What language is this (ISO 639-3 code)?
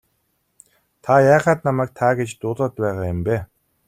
mon